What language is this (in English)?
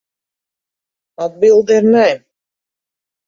Latvian